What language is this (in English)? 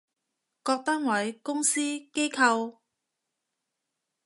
Cantonese